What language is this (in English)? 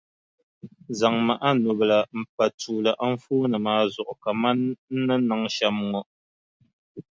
Dagbani